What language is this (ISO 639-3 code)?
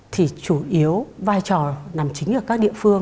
vie